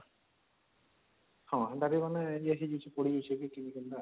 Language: Odia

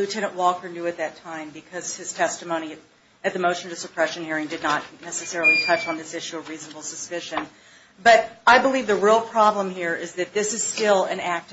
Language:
English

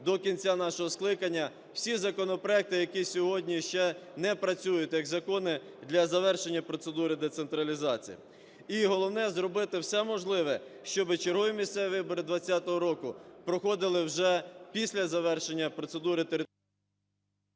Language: Ukrainian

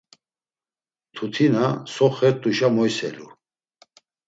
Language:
Laz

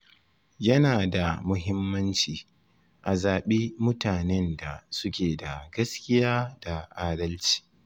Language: Hausa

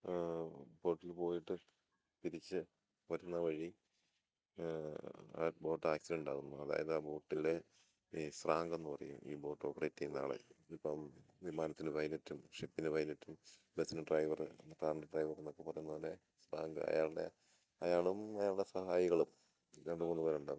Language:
Malayalam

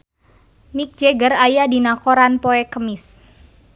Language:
Sundanese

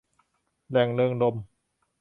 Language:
Thai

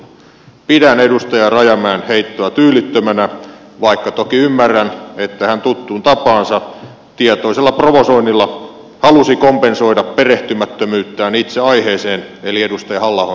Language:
Finnish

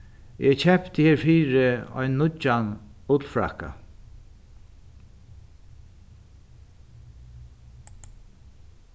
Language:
Faroese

